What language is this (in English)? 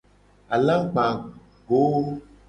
Gen